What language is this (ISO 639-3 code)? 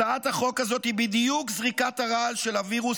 heb